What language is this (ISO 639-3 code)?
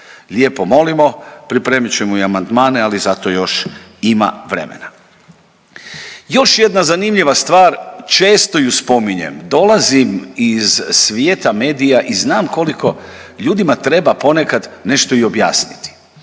hrv